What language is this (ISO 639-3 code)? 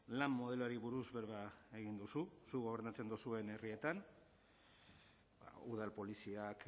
eus